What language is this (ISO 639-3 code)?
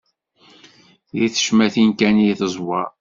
kab